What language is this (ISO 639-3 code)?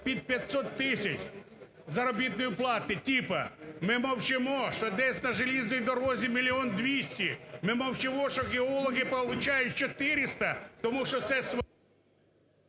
ukr